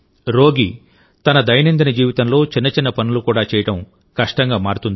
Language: Telugu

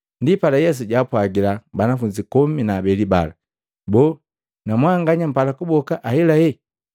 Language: Matengo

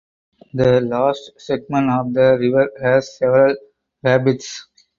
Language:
English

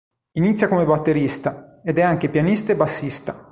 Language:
Italian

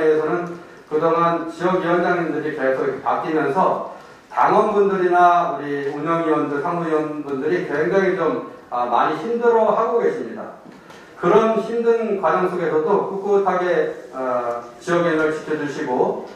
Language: Korean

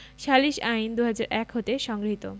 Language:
Bangla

